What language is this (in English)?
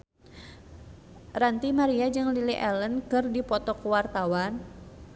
Sundanese